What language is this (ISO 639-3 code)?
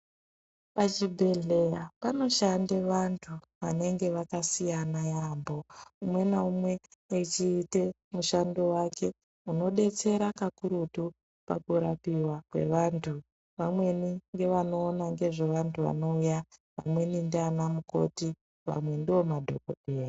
ndc